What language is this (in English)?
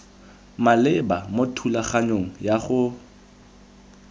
Tswana